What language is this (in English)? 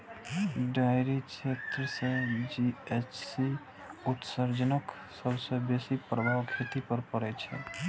Maithili